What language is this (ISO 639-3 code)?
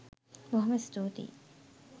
sin